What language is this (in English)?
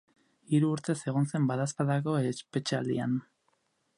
Basque